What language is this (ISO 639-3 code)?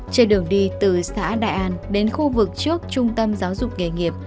vie